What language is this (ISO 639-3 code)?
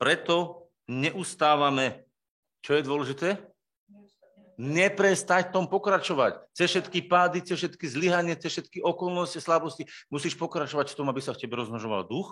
slk